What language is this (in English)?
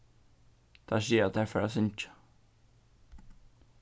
Faroese